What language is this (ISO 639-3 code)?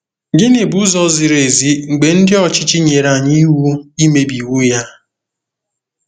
ibo